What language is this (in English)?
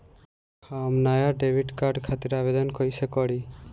Bhojpuri